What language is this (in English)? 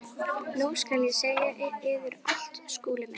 Icelandic